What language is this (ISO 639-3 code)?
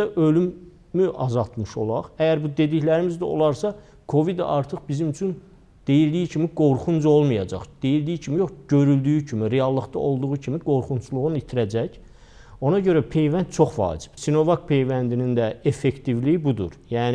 tur